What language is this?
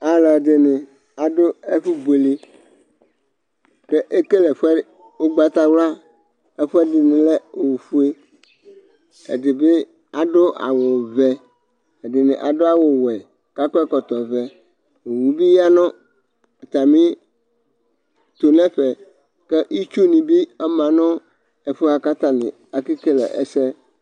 Ikposo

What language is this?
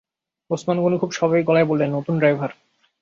Bangla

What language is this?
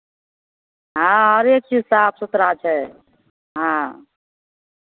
Maithili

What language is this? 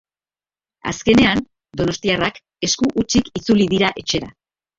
Basque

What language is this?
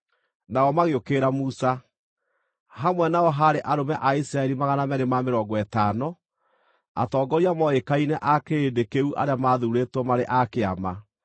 Kikuyu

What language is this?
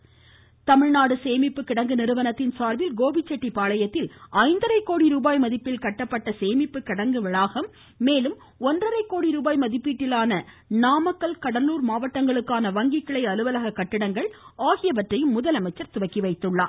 Tamil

